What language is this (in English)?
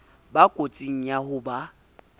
Southern Sotho